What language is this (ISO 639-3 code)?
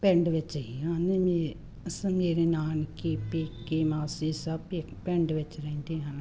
pan